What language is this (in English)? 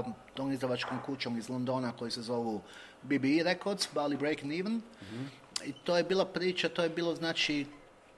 Croatian